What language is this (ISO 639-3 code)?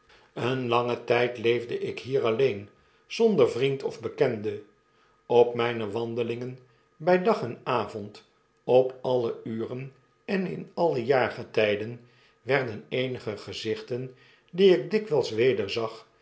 nld